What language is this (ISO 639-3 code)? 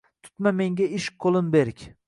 uzb